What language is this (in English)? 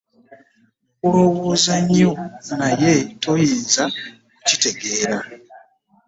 Ganda